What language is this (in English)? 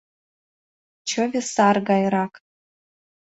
Mari